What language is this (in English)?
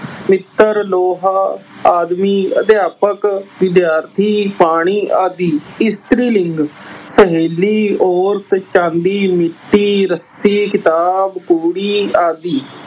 Punjabi